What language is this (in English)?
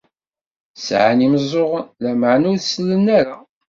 Kabyle